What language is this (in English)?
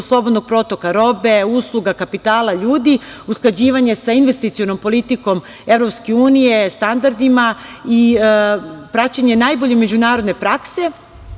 Serbian